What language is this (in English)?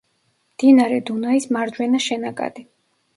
Georgian